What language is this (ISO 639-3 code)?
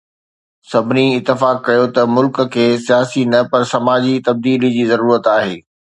snd